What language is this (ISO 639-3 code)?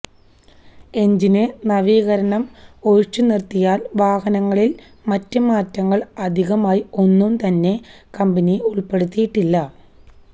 mal